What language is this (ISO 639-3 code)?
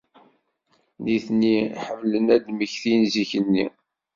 kab